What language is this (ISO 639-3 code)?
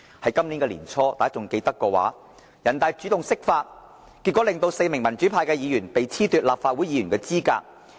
yue